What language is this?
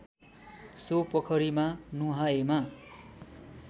Nepali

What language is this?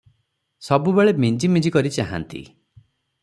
Odia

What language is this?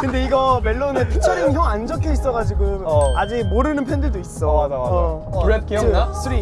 Korean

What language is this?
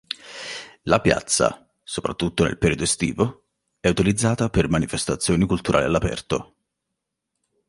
Italian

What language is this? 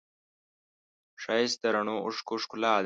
Pashto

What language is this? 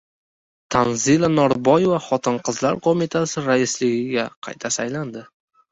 Uzbek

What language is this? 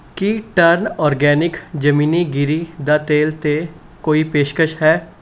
Punjabi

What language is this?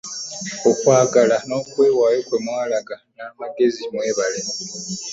Ganda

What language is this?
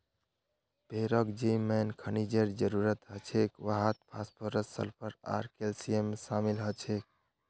Magahi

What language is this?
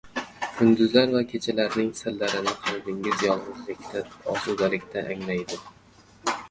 Uzbek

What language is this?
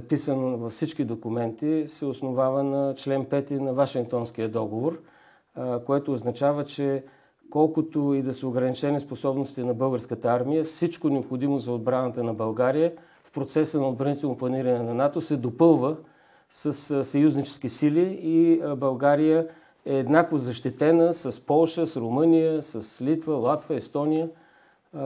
Bulgarian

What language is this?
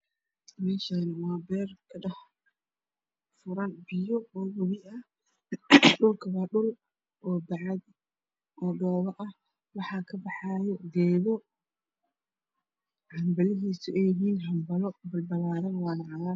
Somali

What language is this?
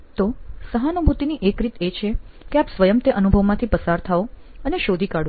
Gujarati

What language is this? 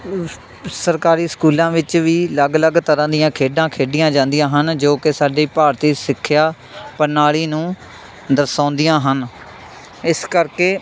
Punjabi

